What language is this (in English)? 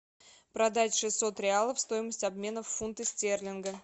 Russian